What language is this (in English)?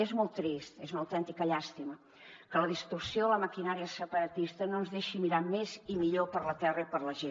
Catalan